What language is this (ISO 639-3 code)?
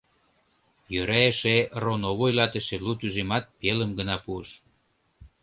chm